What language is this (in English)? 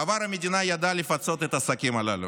Hebrew